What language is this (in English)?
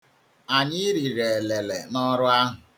Igbo